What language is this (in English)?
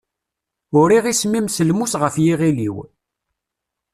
Kabyle